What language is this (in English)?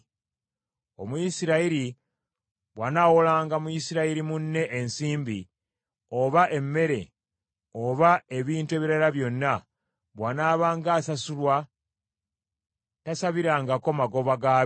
Ganda